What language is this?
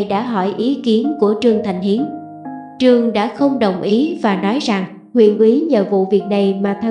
Vietnamese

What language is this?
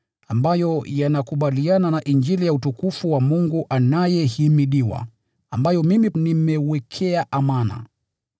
Swahili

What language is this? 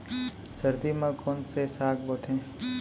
Chhattisgarhi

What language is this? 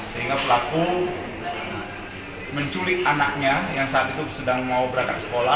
Indonesian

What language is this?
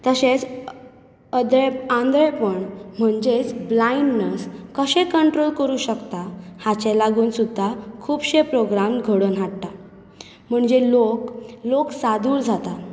Konkani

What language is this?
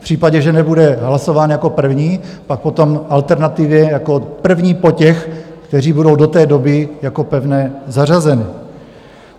Czech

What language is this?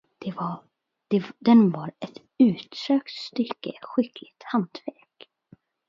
Swedish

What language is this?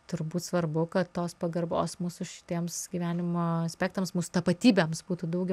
Lithuanian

